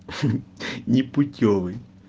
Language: Russian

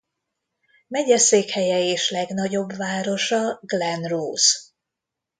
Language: Hungarian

